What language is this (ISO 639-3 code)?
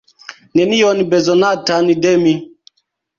epo